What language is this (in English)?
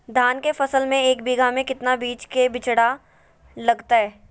Magahi